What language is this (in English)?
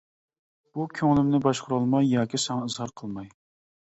Uyghur